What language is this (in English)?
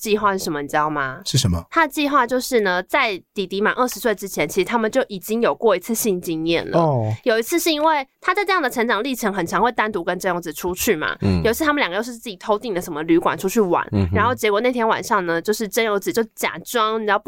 Chinese